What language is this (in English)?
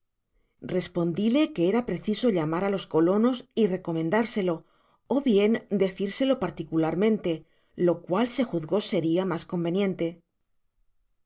Spanish